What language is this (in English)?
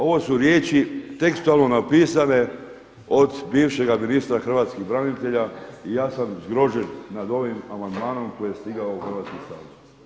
Croatian